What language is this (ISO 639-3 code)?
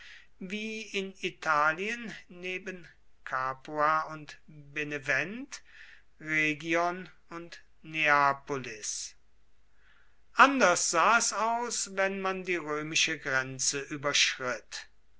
deu